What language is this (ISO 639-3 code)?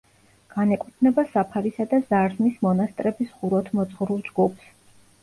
kat